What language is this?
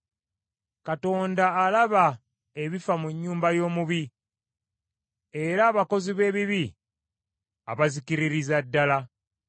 Ganda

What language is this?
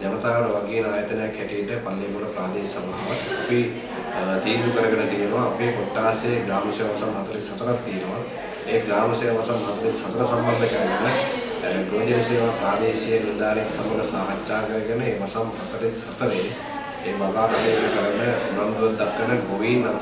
Indonesian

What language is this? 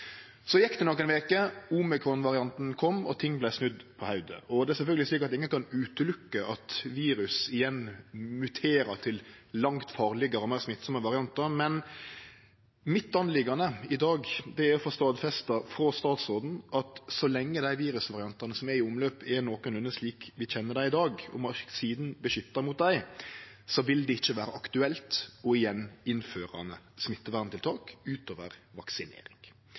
Norwegian Nynorsk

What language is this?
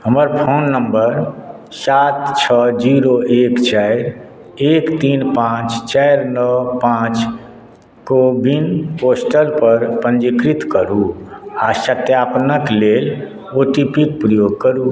Maithili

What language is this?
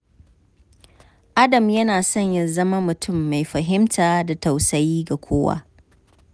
Hausa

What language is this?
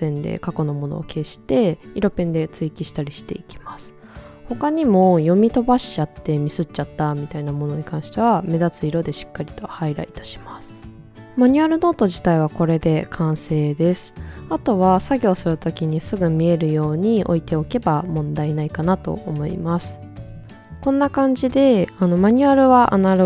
Japanese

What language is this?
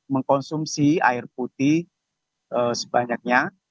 Indonesian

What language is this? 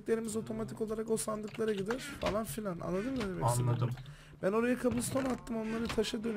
Turkish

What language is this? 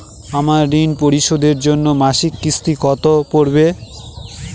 Bangla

